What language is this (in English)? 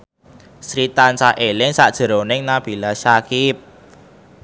Javanese